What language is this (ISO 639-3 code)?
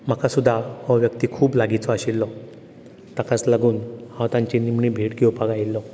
kok